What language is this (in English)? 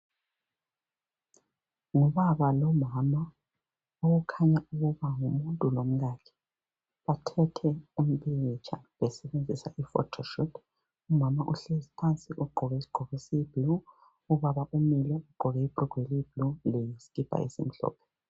North Ndebele